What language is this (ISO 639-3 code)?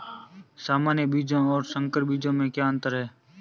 hin